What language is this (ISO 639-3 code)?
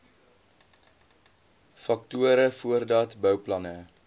afr